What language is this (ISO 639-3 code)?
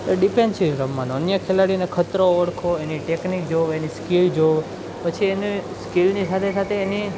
guj